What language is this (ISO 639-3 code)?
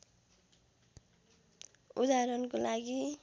nep